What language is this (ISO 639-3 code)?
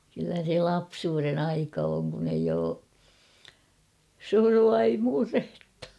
fin